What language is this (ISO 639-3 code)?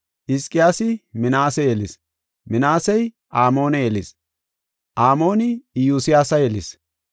gof